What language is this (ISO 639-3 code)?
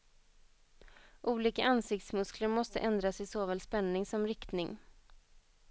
swe